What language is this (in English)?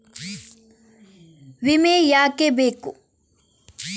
Kannada